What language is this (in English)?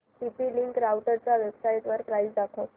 Marathi